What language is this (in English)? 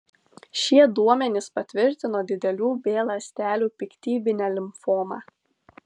Lithuanian